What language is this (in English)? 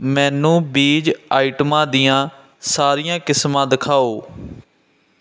Punjabi